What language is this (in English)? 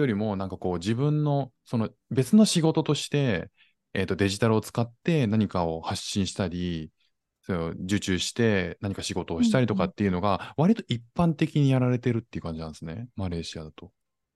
Japanese